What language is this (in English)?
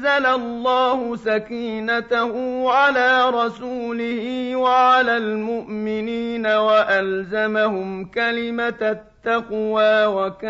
Arabic